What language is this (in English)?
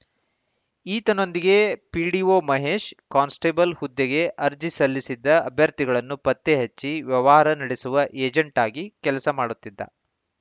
Kannada